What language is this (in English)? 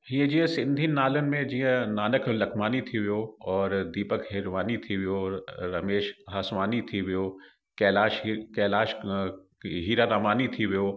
Sindhi